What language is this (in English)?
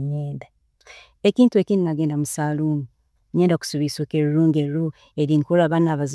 Tooro